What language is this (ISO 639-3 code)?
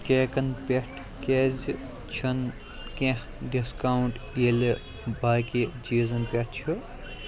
kas